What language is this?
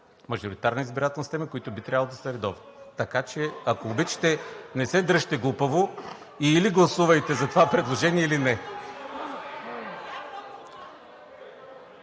Bulgarian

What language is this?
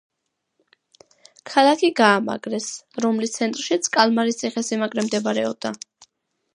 Georgian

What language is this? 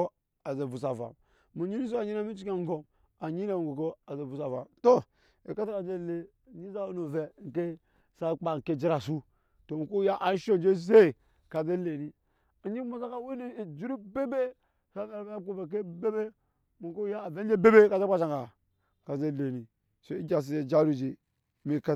Nyankpa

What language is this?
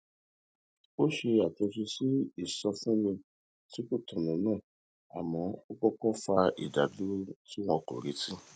Yoruba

